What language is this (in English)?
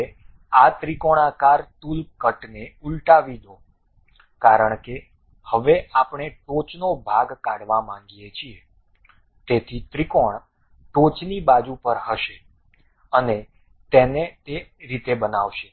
Gujarati